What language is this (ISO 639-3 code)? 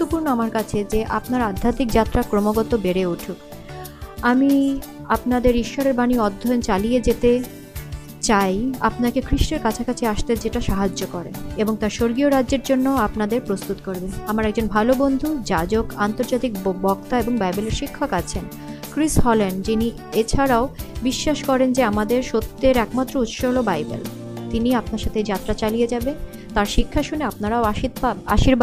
ben